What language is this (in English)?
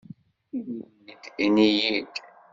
Kabyle